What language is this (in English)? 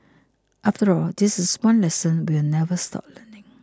English